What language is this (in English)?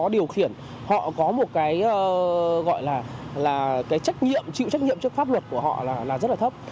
Vietnamese